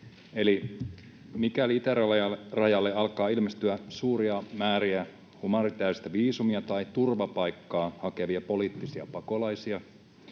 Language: Finnish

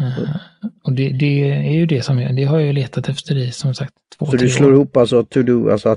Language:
Swedish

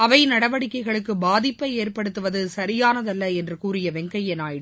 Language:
Tamil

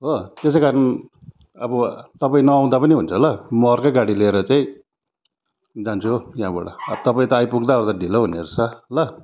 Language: Nepali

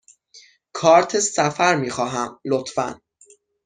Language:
Persian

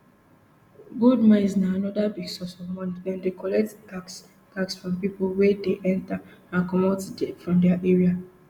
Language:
Nigerian Pidgin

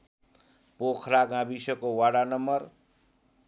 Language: Nepali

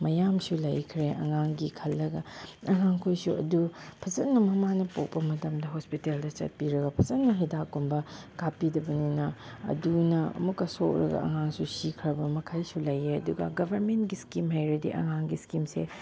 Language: Manipuri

